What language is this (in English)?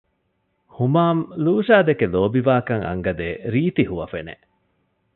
Divehi